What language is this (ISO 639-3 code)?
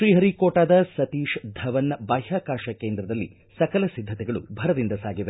kan